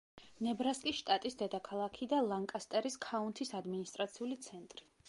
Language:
Georgian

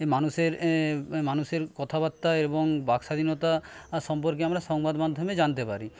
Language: Bangla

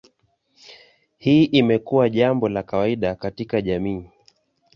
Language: Swahili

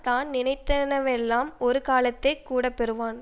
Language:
Tamil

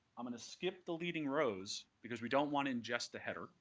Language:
English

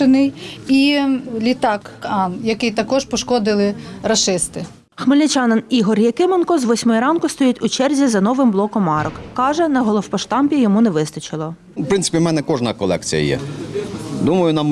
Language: Ukrainian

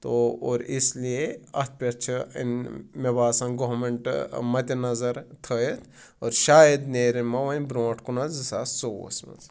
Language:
Kashmiri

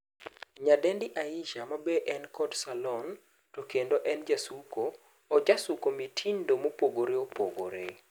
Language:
Luo (Kenya and Tanzania)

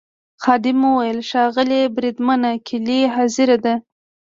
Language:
Pashto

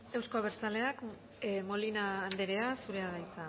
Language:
Basque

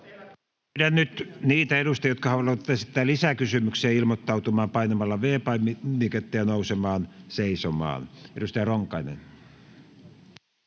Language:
Finnish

